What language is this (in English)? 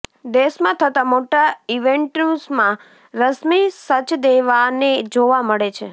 Gujarati